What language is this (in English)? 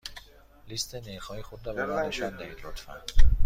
Persian